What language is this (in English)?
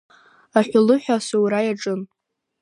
Abkhazian